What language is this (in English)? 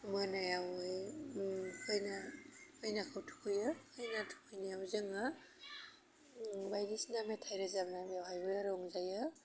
Bodo